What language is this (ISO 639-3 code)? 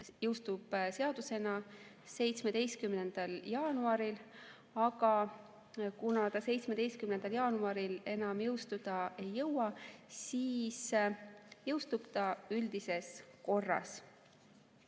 est